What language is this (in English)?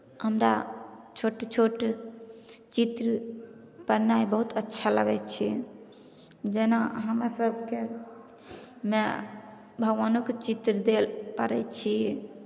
Maithili